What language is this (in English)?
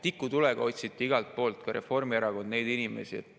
Estonian